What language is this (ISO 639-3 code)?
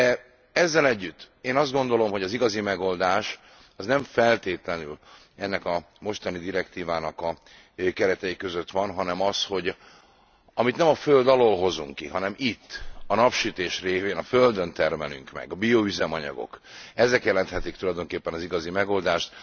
hun